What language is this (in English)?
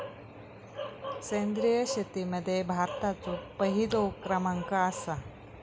Marathi